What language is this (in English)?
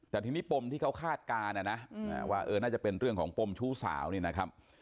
Thai